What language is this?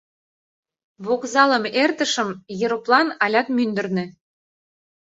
Mari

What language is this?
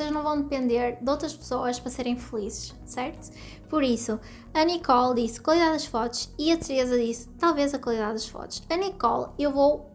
Portuguese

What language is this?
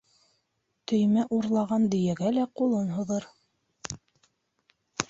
Bashkir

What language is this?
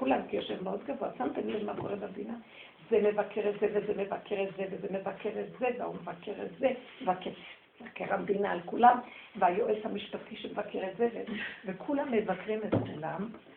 Hebrew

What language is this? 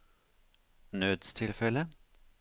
Norwegian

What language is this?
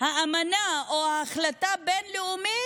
Hebrew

